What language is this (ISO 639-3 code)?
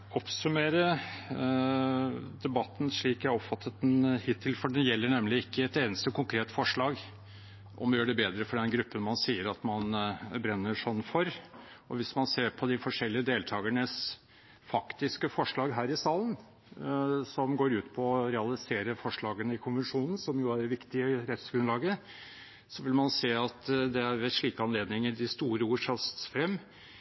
nob